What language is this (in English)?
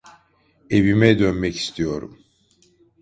Turkish